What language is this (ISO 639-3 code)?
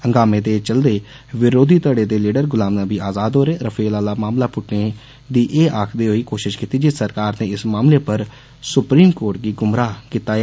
doi